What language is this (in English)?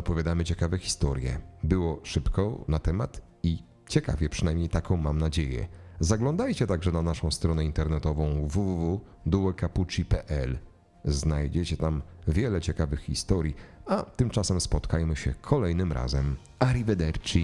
Polish